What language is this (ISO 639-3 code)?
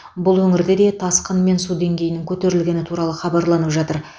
kaz